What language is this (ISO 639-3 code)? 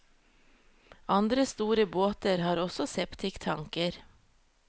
nor